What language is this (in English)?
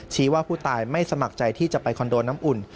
Thai